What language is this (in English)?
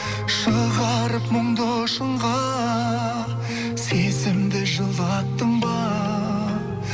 Kazakh